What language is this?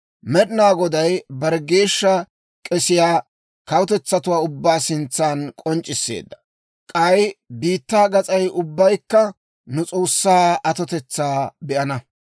Dawro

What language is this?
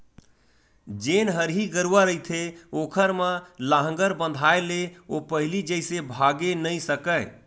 Chhattisgarhi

